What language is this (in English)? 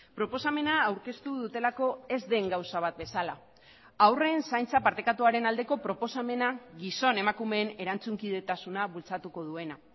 Basque